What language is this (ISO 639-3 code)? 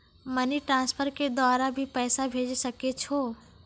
mai